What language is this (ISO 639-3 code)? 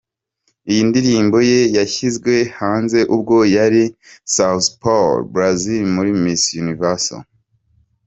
kin